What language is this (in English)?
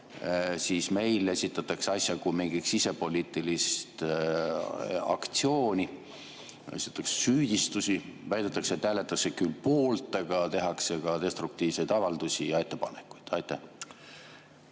Estonian